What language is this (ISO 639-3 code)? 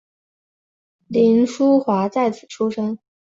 zho